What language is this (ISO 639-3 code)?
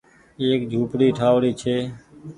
gig